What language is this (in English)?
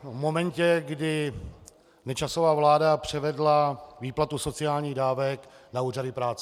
Czech